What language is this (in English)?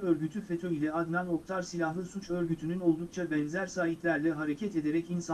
Turkish